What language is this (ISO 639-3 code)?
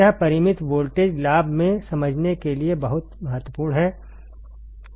hin